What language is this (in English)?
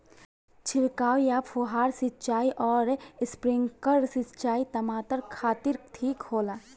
Bhojpuri